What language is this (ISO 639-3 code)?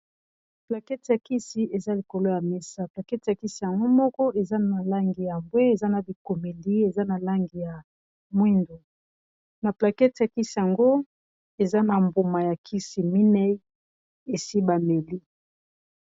lin